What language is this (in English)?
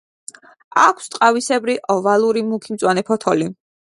Georgian